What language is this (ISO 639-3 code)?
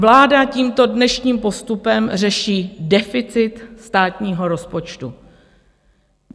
ces